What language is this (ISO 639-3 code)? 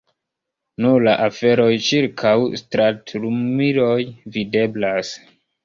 epo